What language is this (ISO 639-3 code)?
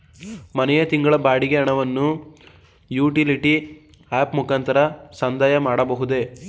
kan